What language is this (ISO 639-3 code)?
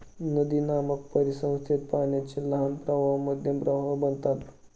mar